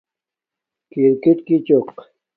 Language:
Domaaki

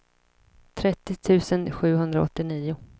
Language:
Swedish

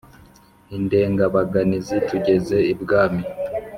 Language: Kinyarwanda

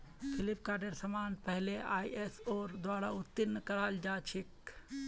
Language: Magahi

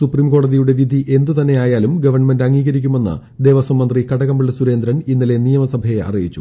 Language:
Malayalam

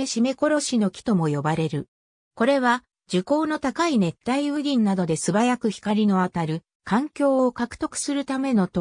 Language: Japanese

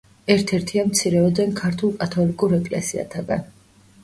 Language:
Georgian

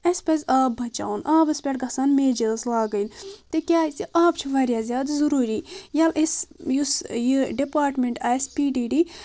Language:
Kashmiri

